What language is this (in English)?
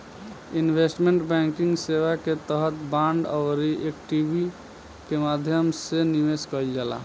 Bhojpuri